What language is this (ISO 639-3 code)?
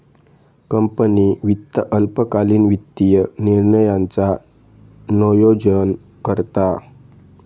mar